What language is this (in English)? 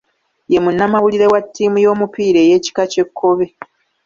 Ganda